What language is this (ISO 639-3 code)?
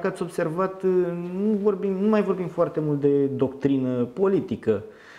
ron